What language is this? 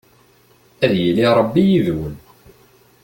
Kabyle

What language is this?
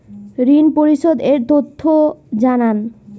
Bangla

